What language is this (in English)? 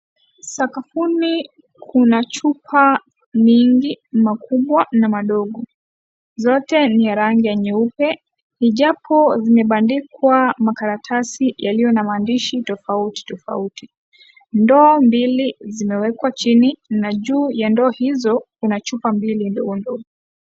Swahili